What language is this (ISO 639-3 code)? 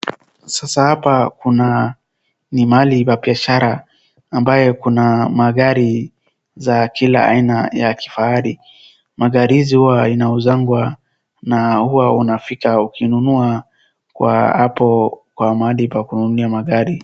swa